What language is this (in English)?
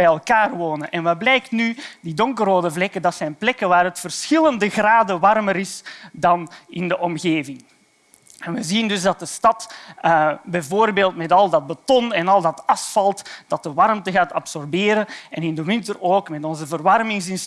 Dutch